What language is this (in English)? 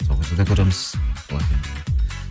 Kazakh